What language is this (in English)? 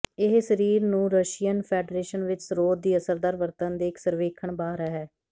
Punjabi